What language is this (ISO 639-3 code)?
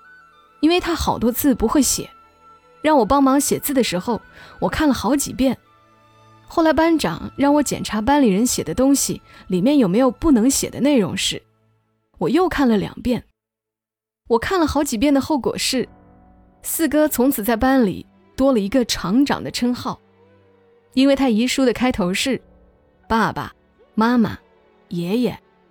zho